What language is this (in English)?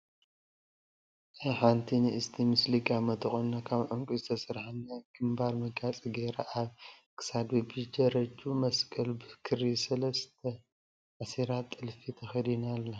Tigrinya